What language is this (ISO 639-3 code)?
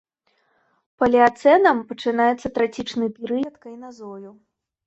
bel